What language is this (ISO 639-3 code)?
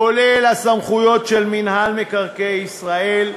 heb